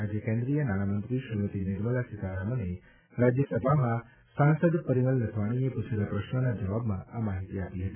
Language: Gujarati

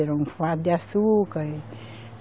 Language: Portuguese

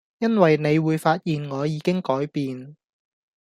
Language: Cantonese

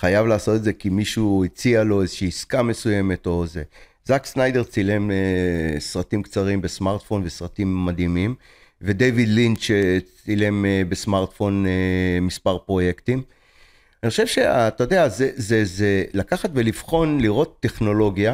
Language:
Hebrew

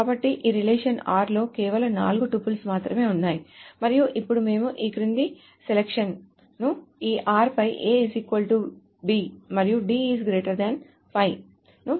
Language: Telugu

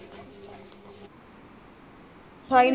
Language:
Punjabi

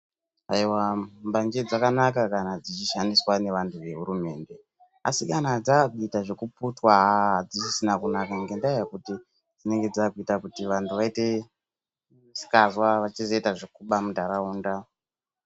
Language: Ndau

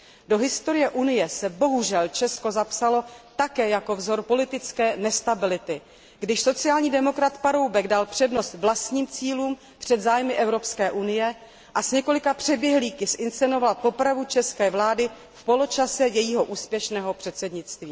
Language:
Czech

